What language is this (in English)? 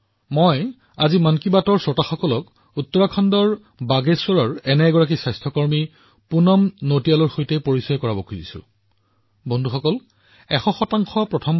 Assamese